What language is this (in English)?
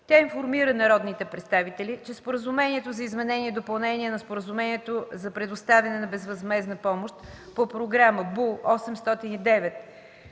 Bulgarian